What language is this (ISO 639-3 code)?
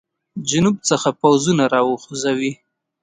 pus